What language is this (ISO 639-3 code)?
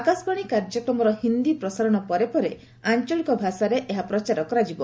ori